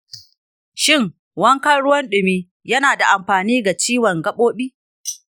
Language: Hausa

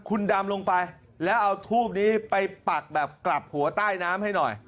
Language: Thai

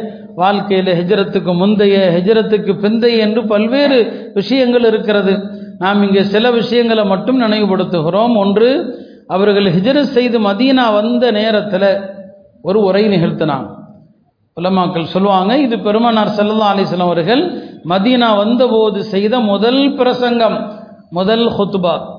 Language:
Tamil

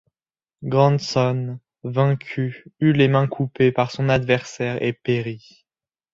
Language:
French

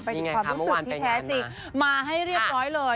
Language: Thai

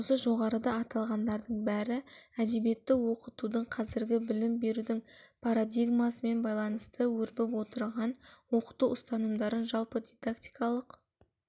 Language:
Kazakh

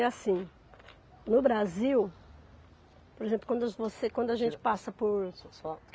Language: Portuguese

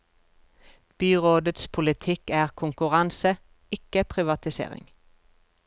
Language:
Norwegian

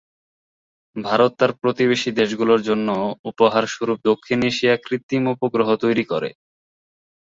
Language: Bangla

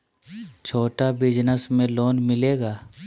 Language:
Magahi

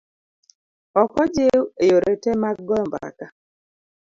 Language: Luo (Kenya and Tanzania)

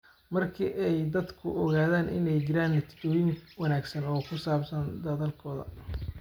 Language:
Somali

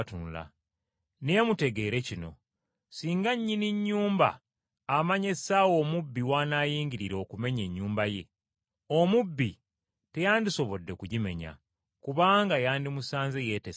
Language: Ganda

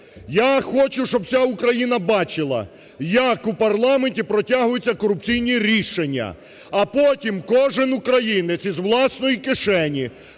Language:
Ukrainian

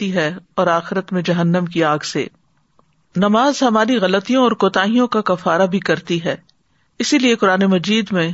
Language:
Urdu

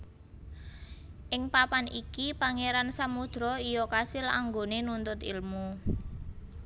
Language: Javanese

